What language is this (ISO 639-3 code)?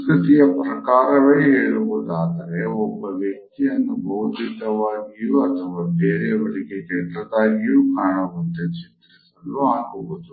kan